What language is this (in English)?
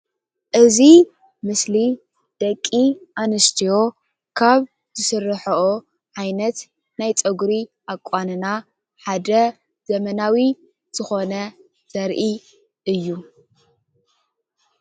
Tigrinya